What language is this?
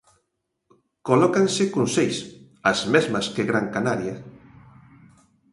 Galician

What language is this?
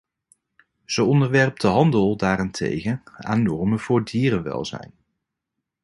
Dutch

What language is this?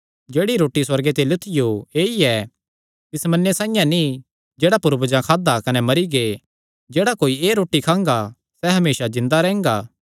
Kangri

